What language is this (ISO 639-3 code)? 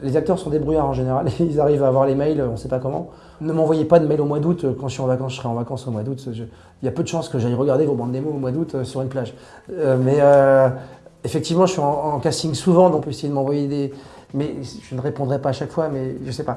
fra